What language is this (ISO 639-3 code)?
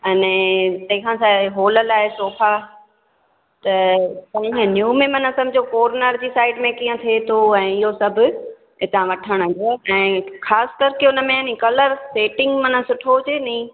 snd